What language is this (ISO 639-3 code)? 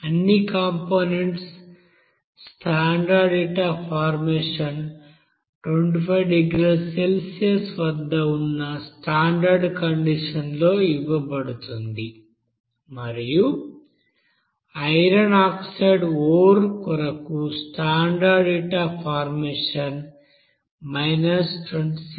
tel